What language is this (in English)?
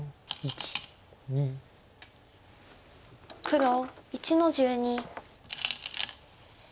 Japanese